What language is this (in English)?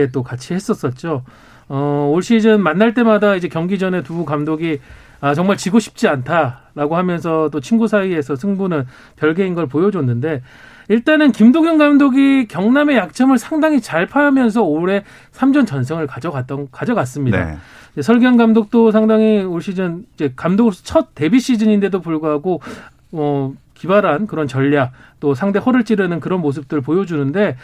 Korean